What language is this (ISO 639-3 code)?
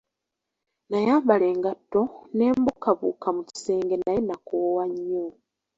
lug